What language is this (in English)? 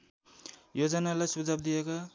Nepali